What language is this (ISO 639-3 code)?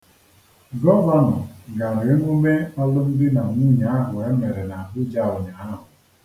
ibo